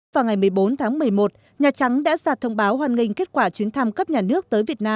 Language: Vietnamese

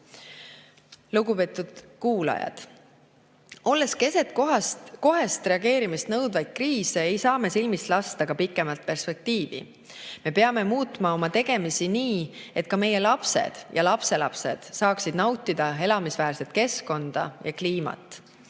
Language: Estonian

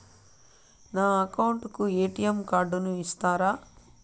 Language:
Telugu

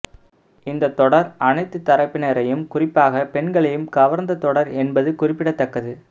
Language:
Tamil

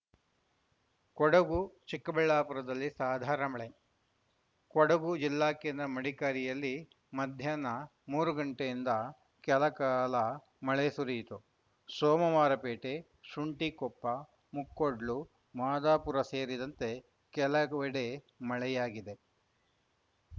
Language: Kannada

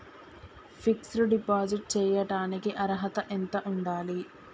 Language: Telugu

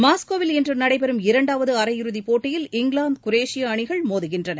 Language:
Tamil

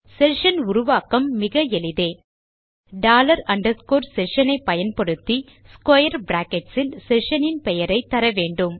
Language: Tamil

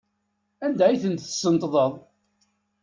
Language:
Kabyle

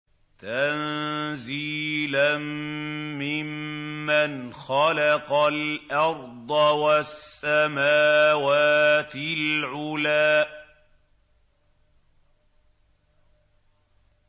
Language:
Arabic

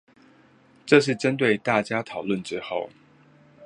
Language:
Chinese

